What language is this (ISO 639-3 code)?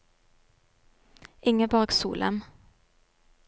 nor